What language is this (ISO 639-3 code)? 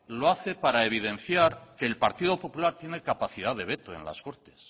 spa